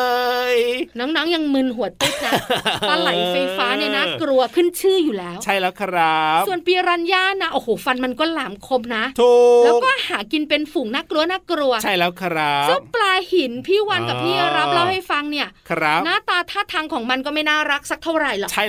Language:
Thai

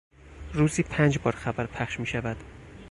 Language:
Persian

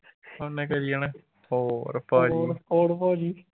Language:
Punjabi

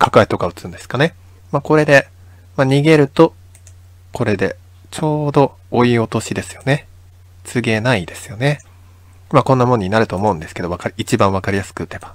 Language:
Japanese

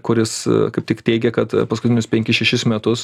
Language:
Lithuanian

